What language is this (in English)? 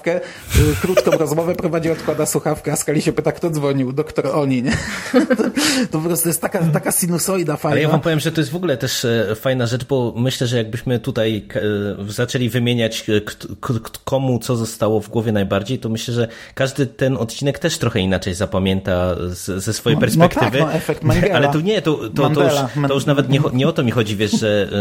Polish